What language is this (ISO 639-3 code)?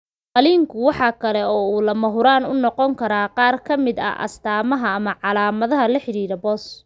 som